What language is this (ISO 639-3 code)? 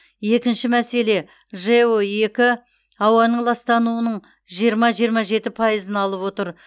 kaz